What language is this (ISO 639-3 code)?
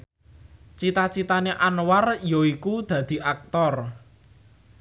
jav